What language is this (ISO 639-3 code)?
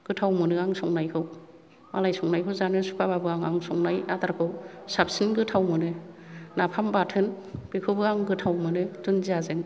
brx